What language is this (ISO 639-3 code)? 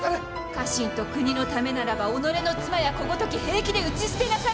jpn